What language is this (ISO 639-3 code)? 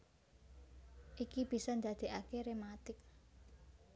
jav